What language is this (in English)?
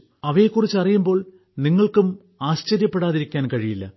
Malayalam